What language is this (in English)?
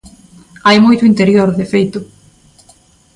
Galician